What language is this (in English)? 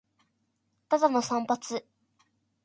Japanese